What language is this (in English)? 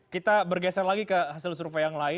Indonesian